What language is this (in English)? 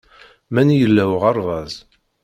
Kabyle